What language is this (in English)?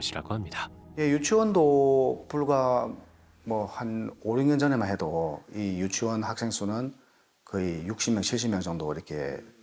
Korean